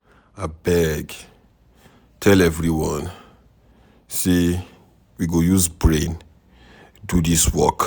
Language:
Nigerian Pidgin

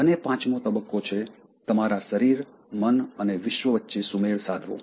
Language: Gujarati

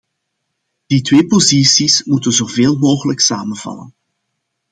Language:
Dutch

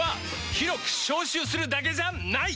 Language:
Japanese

